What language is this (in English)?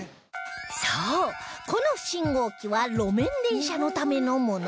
Japanese